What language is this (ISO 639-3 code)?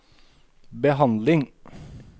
nor